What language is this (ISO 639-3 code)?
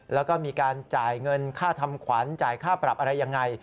tha